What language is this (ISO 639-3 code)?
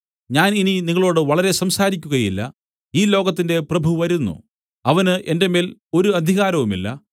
mal